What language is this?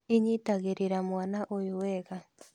Kikuyu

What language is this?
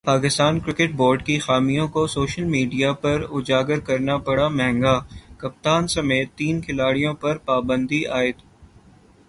Urdu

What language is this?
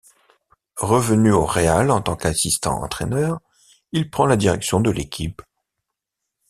French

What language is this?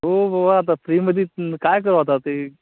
Marathi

